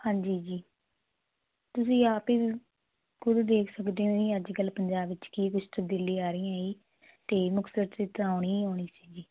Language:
Punjabi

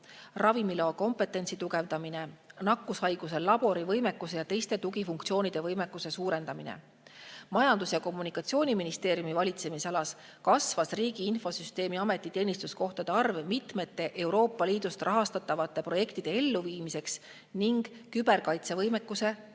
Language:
Estonian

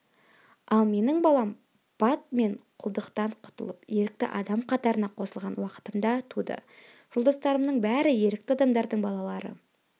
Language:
Kazakh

